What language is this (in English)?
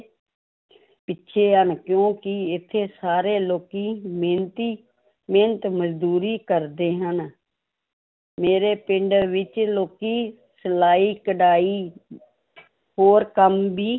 Punjabi